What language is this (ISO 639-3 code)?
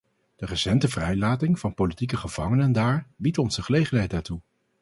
nld